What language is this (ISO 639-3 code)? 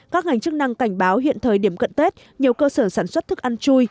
vie